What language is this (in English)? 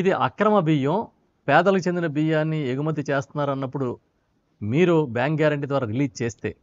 Telugu